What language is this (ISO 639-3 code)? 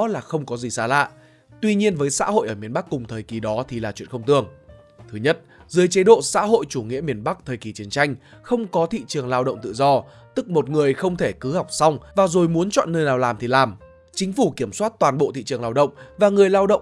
vie